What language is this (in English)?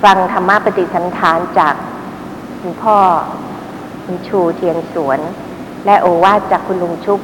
Thai